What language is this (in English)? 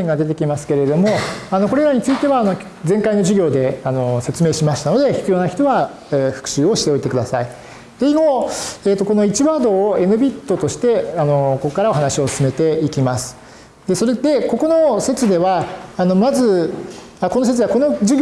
Japanese